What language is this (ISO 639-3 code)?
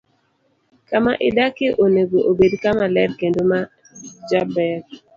luo